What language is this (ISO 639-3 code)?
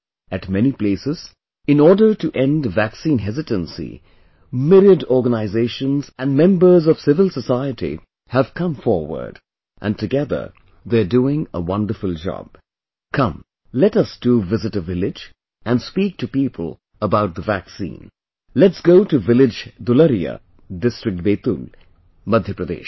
eng